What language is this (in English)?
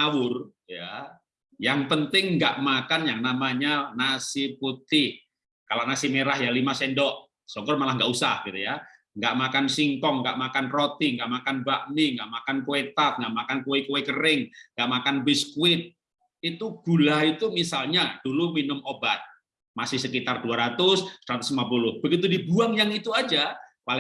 Indonesian